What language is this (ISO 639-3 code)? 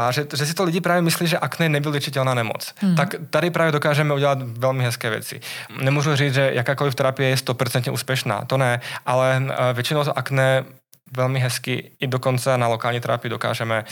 ces